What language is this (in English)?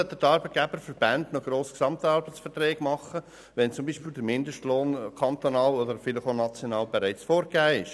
Swiss German